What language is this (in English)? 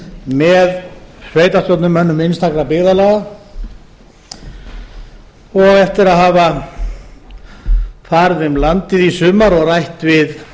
Icelandic